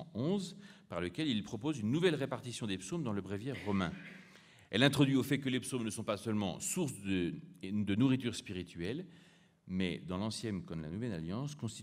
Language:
French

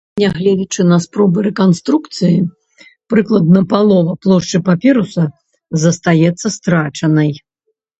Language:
Belarusian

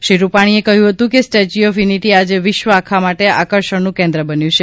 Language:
Gujarati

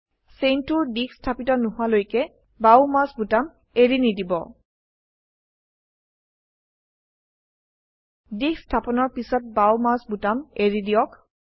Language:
Assamese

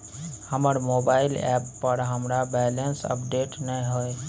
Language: Maithili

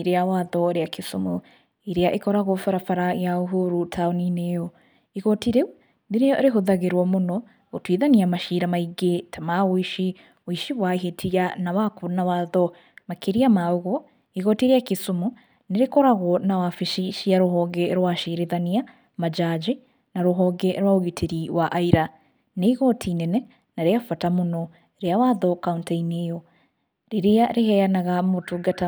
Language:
Kikuyu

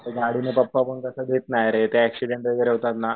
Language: Marathi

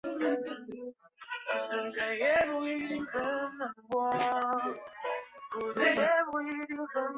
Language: Chinese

